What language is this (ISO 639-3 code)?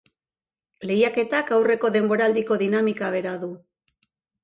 eus